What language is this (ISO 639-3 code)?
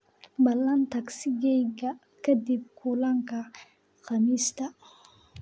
som